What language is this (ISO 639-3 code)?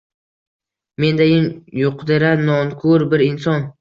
uzb